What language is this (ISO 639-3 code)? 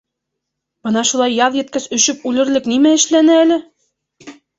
bak